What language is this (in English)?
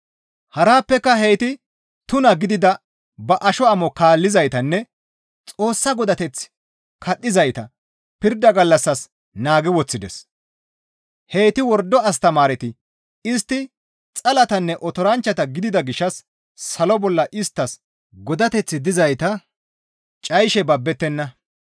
Gamo